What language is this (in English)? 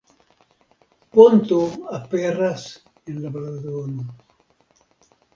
Esperanto